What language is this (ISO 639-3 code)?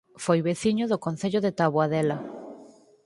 glg